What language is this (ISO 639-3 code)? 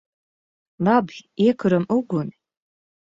lav